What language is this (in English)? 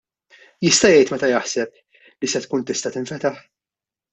Maltese